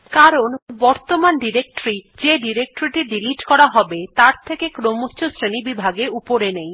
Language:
Bangla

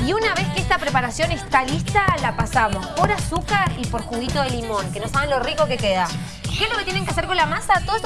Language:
Spanish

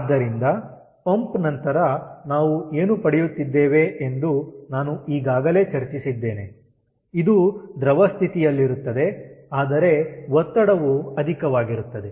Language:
Kannada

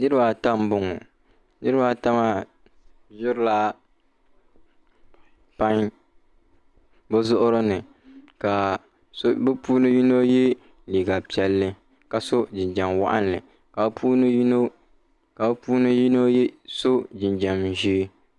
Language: Dagbani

